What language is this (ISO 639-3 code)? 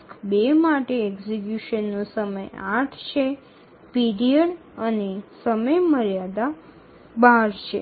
ben